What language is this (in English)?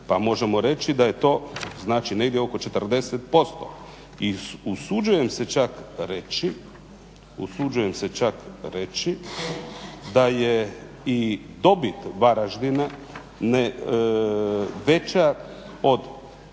Croatian